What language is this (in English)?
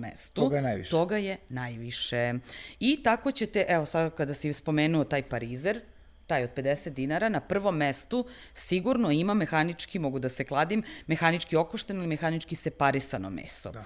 Croatian